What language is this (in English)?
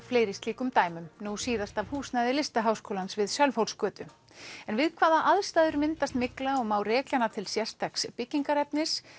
Icelandic